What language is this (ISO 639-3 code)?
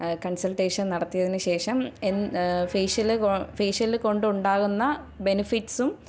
mal